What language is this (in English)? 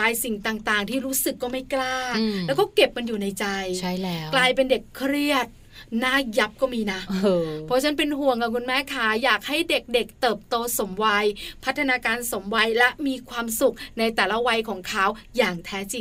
Thai